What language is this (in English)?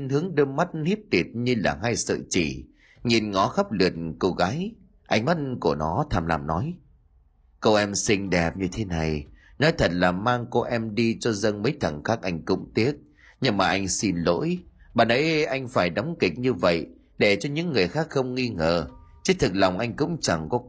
Vietnamese